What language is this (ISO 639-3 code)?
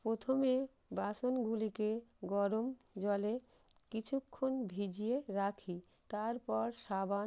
ben